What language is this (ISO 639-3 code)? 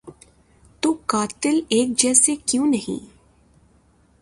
urd